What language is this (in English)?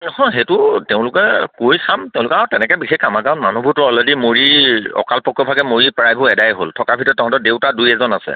Assamese